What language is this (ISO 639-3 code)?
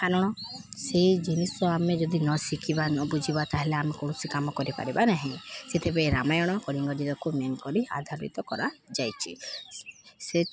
ori